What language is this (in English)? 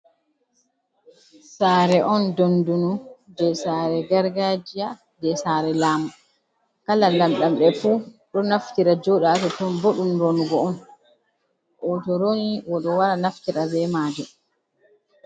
Fula